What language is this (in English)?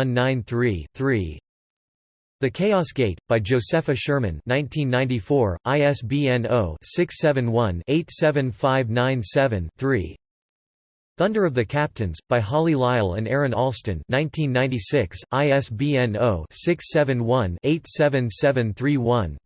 English